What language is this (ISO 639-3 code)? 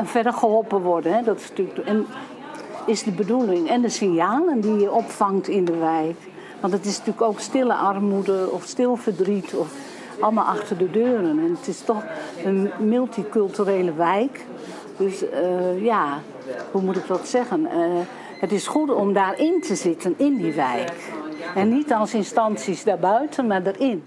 nld